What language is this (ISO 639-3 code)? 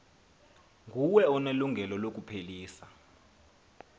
xho